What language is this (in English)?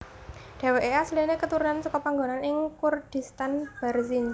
Javanese